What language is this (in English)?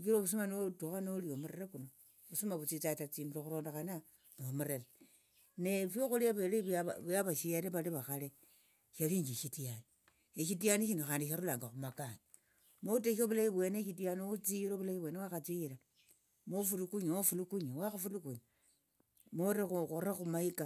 Tsotso